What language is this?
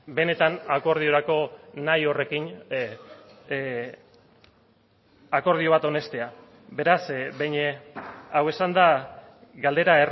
Basque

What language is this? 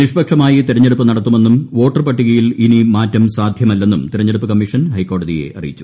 Malayalam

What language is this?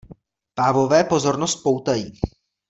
Czech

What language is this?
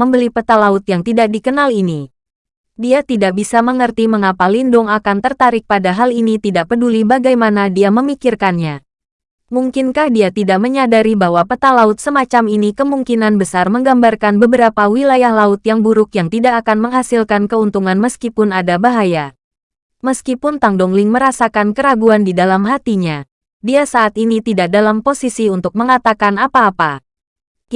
Indonesian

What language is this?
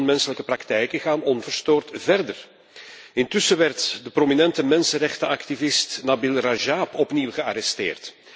Dutch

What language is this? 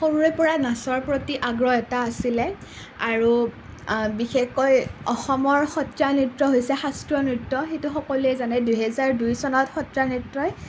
Assamese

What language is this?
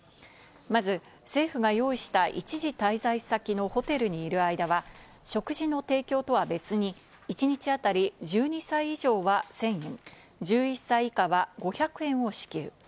Japanese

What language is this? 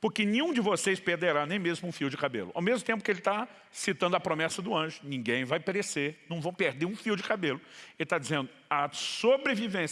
Portuguese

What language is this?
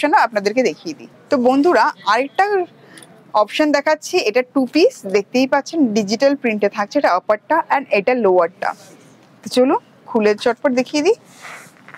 Bangla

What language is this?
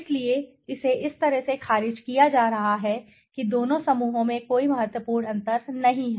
Hindi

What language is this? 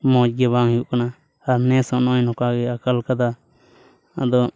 Santali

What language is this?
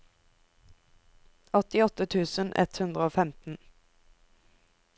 Norwegian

